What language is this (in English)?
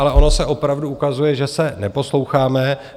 Czech